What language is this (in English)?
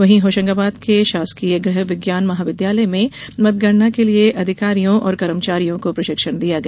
Hindi